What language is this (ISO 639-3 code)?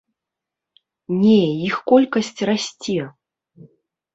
bel